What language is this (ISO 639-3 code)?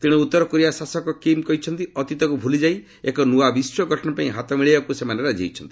ori